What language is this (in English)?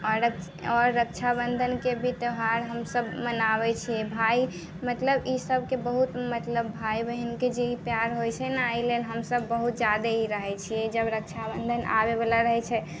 Maithili